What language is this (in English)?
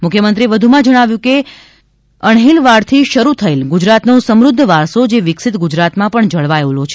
Gujarati